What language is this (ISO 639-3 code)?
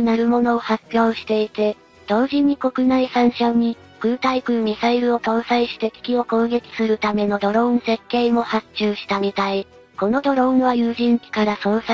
jpn